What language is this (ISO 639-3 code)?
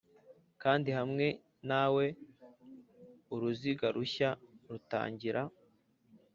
kin